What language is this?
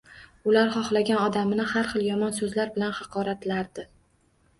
Uzbek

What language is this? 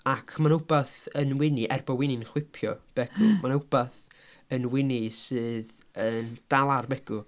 Welsh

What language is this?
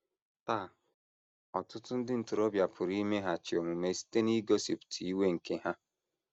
Igbo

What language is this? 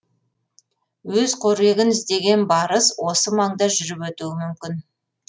Kazakh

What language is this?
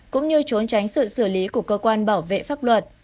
Vietnamese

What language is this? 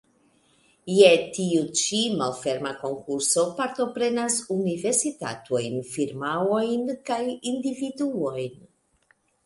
Esperanto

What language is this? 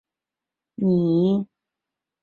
Chinese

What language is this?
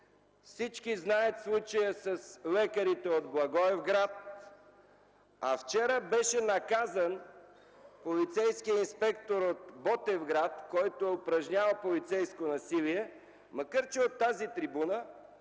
Bulgarian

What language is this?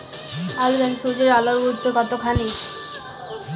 Bangla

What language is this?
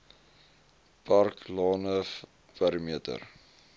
Afrikaans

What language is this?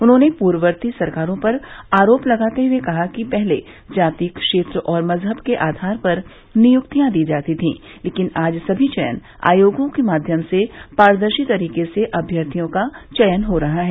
Hindi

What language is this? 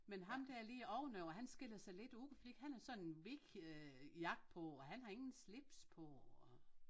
Danish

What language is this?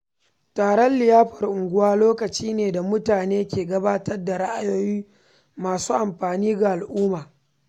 Hausa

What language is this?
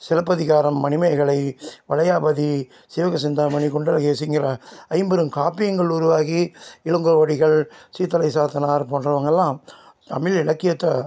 Tamil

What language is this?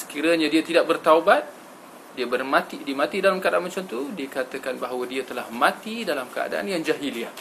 Malay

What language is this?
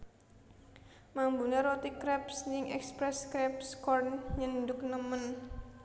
Javanese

